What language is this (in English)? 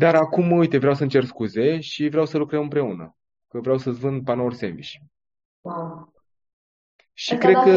Romanian